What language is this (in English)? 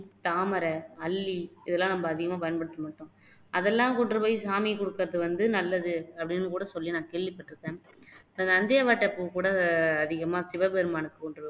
Tamil